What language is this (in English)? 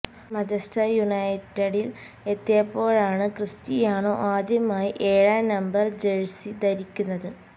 Malayalam